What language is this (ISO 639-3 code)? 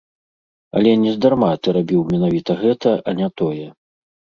bel